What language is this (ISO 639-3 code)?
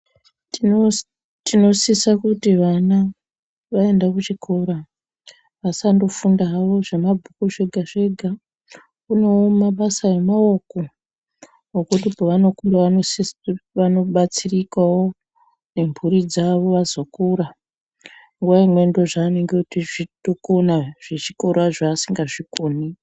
ndc